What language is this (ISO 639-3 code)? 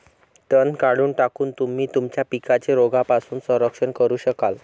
mar